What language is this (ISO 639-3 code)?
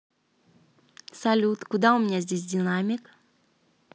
rus